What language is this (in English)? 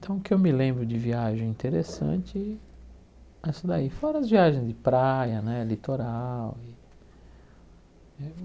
Portuguese